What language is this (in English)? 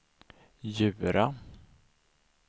Swedish